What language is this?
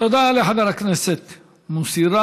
Hebrew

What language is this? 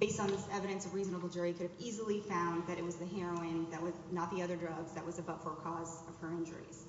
English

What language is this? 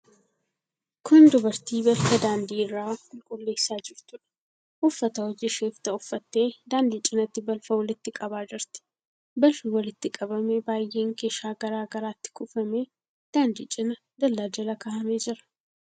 Oromo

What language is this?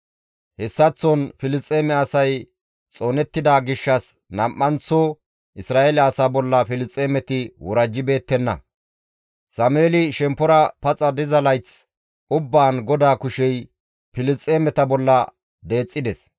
Gamo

